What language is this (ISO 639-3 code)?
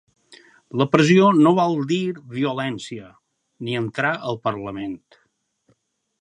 cat